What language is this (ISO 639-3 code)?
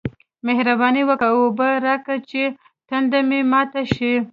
pus